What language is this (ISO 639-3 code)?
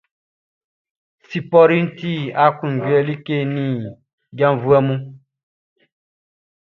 bci